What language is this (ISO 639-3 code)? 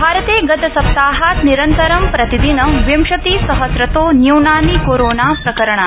san